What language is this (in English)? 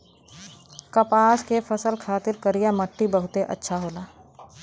Bhojpuri